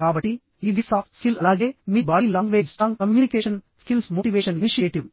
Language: Telugu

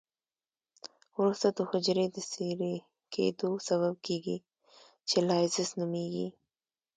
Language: Pashto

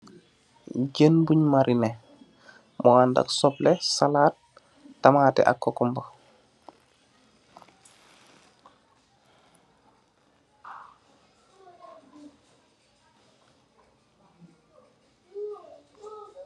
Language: Wolof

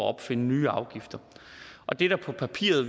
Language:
Danish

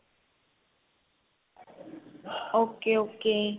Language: Punjabi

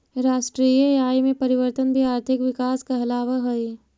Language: Magahi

